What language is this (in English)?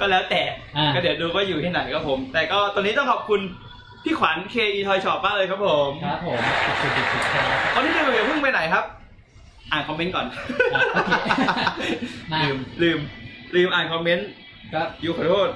Thai